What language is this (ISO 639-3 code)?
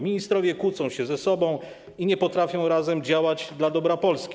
pol